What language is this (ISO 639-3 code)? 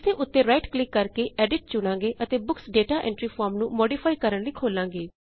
pan